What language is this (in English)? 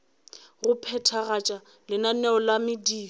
Northern Sotho